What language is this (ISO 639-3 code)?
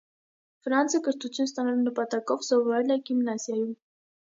hye